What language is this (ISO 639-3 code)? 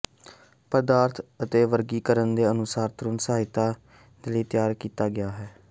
pan